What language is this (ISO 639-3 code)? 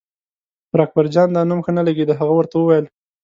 pus